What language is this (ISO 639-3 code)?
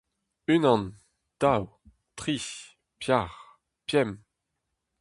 bre